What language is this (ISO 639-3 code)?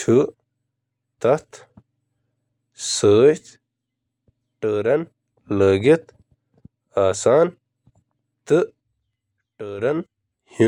kas